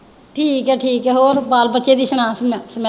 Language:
Punjabi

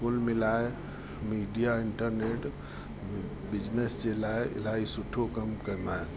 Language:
Sindhi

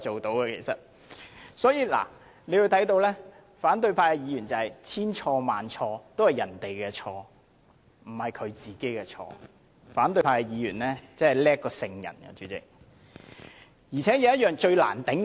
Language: Cantonese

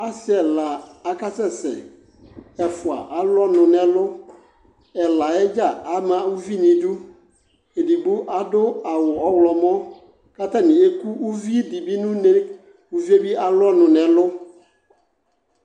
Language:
Ikposo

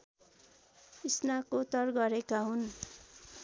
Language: Nepali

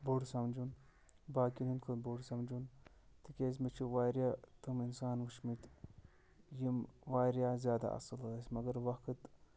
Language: Kashmiri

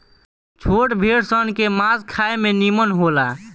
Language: Bhojpuri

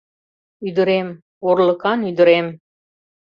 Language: Mari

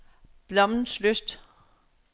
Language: Danish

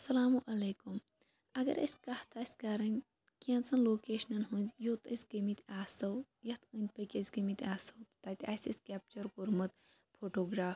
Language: Kashmiri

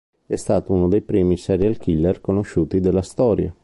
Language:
Italian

